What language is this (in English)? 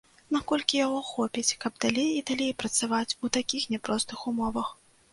Belarusian